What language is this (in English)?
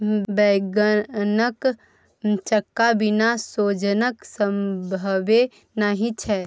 Maithili